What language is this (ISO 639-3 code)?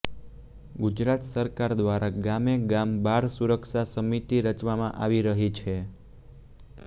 guj